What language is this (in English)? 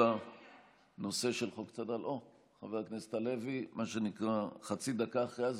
Hebrew